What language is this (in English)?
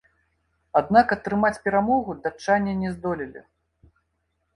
Belarusian